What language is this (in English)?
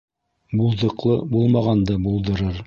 Bashkir